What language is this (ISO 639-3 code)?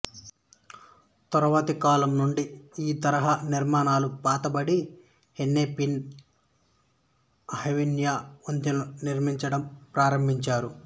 tel